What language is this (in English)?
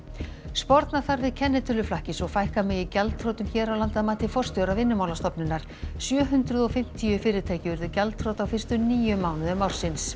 Icelandic